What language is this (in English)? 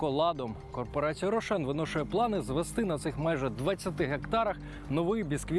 Ukrainian